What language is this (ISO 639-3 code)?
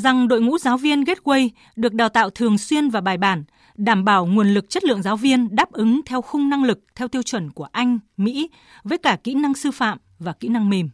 vie